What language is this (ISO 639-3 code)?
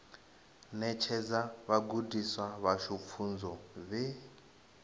ven